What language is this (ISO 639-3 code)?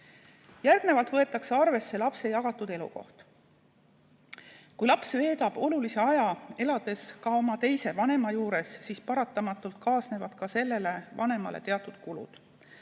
est